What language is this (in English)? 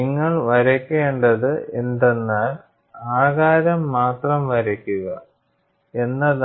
Malayalam